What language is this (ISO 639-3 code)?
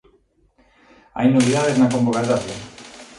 glg